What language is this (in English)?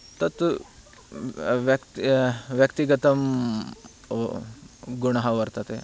Sanskrit